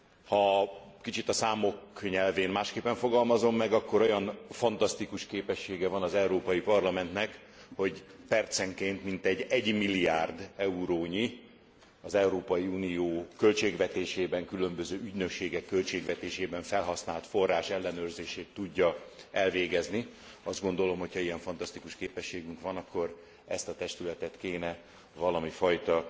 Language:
Hungarian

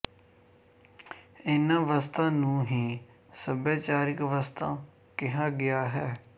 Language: Punjabi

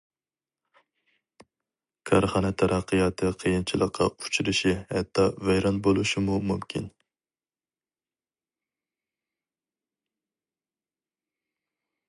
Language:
Uyghur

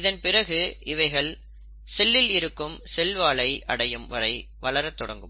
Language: Tamil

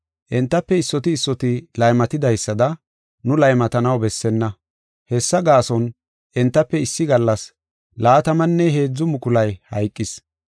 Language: Gofa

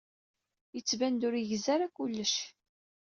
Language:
Kabyle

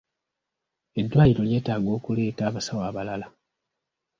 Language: Ganda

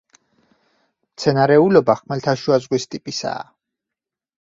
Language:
Georgian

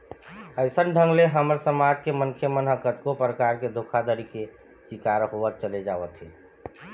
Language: Chhattisgarhi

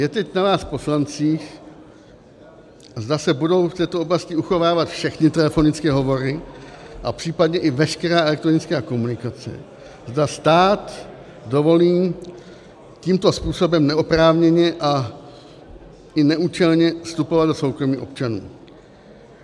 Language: Czech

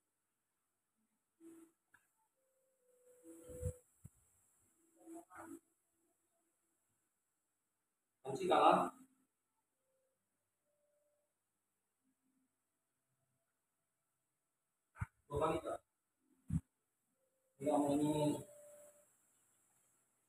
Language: Indonesian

